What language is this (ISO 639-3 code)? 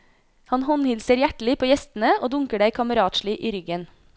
nor